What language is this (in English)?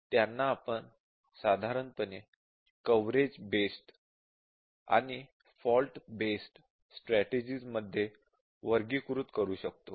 Marathi